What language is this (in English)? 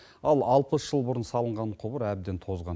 Kazakh